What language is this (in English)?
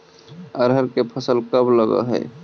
Magahi